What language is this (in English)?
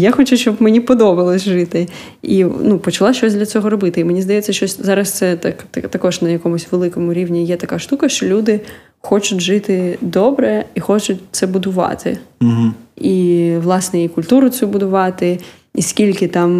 Ukrainian